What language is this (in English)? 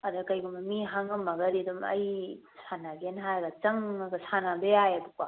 Manipuri